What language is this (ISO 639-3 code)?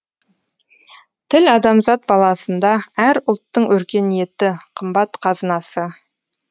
kaz